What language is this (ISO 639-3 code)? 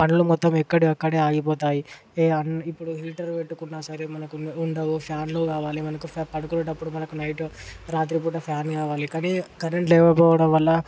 tel